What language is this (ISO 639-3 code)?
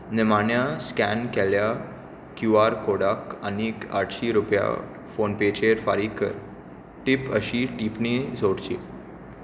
kok